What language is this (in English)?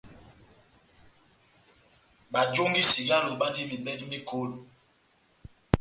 Batanga